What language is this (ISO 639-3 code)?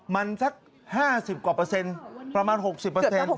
tha